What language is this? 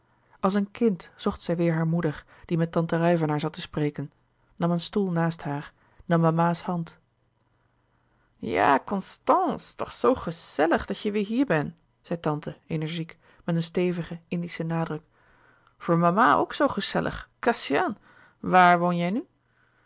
Dutch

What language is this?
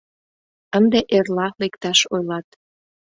Mari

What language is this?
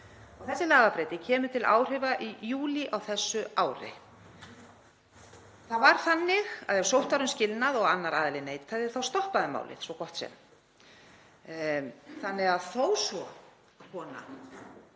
Icelandic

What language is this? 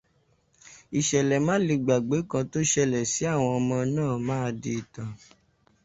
Yoruba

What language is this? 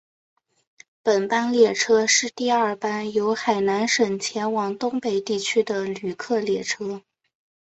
Chinese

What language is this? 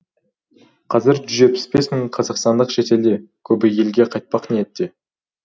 Kazakh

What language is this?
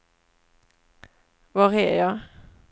Swedish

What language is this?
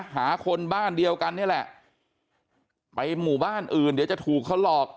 Thai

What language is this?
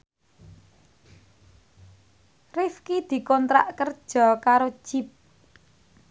Javanese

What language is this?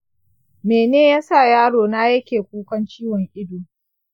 Hausa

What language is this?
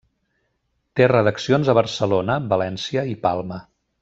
Catalan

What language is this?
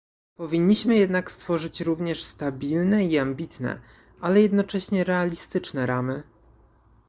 Polish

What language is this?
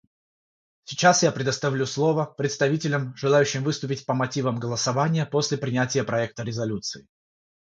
Russian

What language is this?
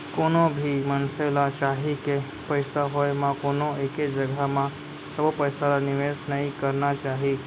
Chhattisgarhi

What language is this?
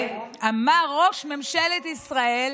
Hebrew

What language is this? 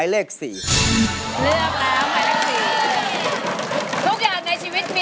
Thai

